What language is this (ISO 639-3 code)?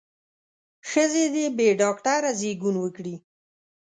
pus